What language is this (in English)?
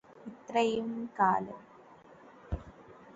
Malayalam